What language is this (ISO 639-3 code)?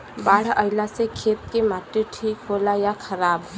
bho